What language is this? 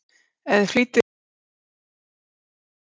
Icelandic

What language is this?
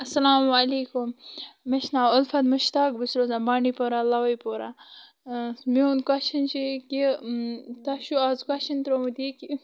Kashmiri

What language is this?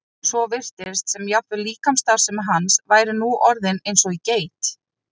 Icelandic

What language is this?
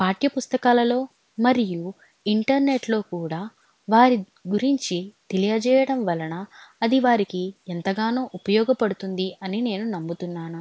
Telugu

